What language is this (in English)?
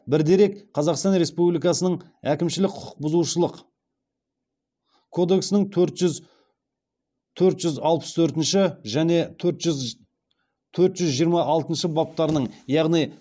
Kazakh